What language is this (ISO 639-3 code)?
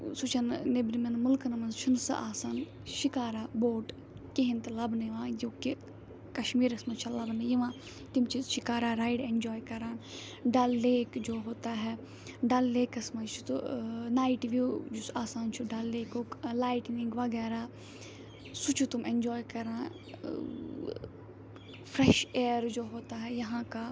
kas